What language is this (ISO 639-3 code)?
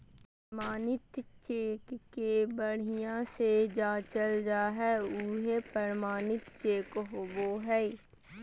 mag